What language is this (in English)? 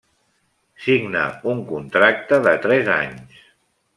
Catalan